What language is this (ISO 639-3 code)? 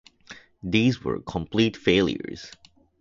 eng